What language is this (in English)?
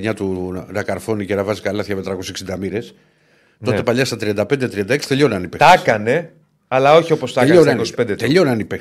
Greek